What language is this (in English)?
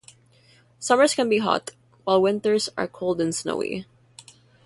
English